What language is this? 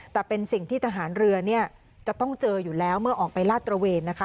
Thai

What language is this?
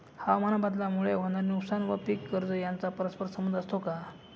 Marathi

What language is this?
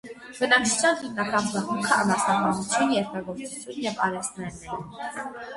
Armenian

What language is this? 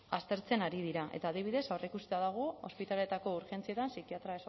Basque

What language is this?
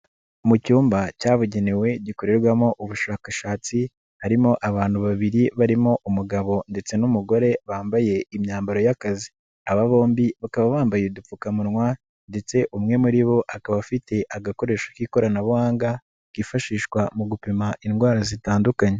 Kinyarwanda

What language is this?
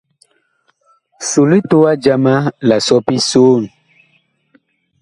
Bakoko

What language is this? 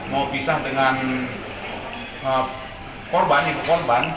Indonesian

